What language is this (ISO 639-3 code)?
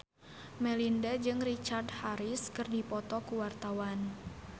sun